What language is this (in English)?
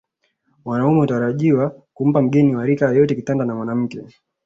Swahili